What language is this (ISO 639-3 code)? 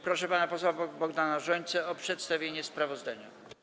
pol